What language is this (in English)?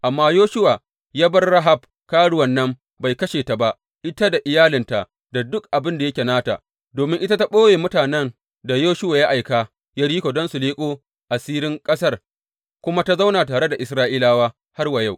Hausa